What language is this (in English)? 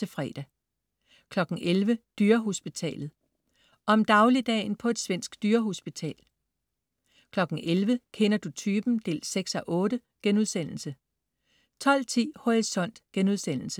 Danish